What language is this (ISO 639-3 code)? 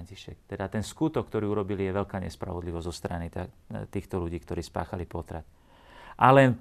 slk